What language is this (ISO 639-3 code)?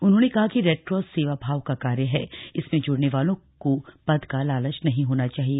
hin